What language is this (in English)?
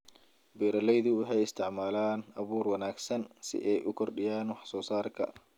Somali